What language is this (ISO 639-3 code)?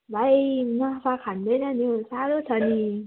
nep